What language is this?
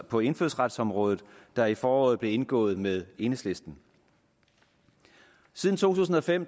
Danish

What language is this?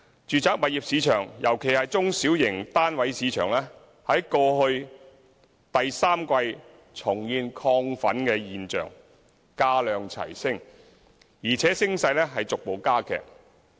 Cantonese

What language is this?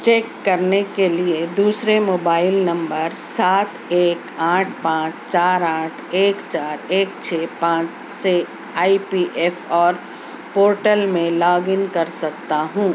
Urdu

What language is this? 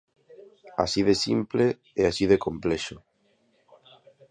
Galician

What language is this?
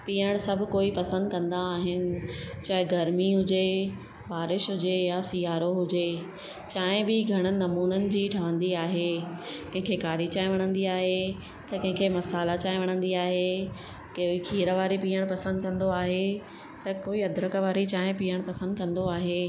Sindhi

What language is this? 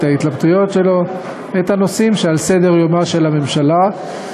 Hebrew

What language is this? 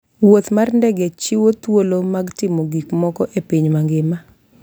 Luo (Kenya and Tanzania)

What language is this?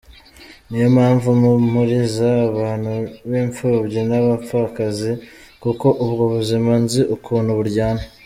Kinyarwanda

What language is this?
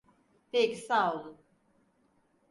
Turkish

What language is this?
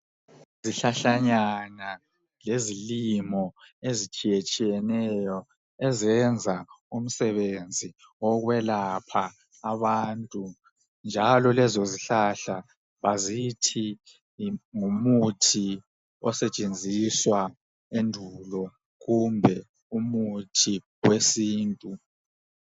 North Ndebele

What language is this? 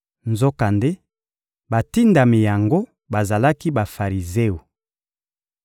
Lingala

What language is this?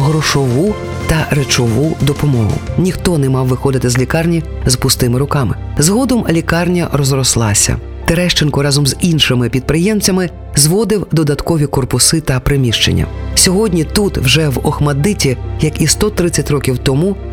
Ukrainian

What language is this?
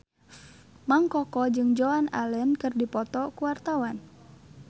Sundanese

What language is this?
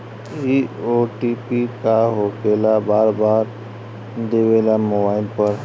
Bhojpuri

